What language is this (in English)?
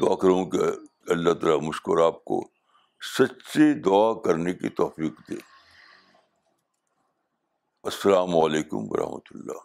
Urdu